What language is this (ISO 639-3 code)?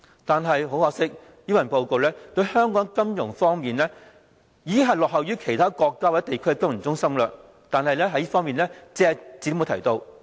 yue